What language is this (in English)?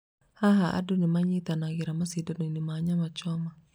Kikuyu